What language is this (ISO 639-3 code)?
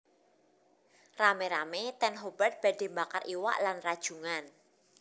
jav